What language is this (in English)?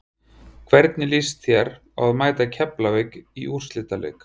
Icelandic